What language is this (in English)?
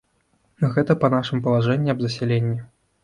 Belarusian